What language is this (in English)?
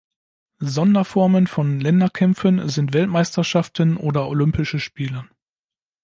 German